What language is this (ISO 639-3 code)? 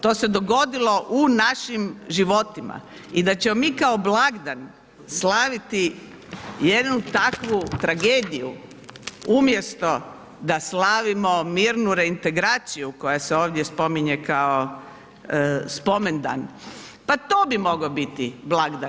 hrv